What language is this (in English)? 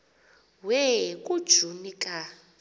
Xhosa